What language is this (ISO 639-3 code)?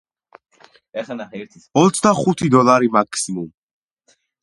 kat